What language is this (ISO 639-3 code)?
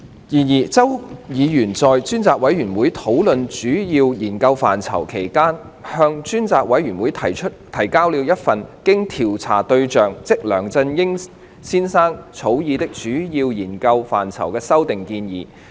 yue